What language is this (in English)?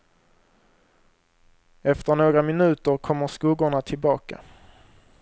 Swedish